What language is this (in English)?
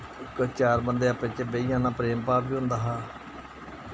Dogri